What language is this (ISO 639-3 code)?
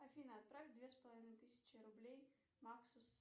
rus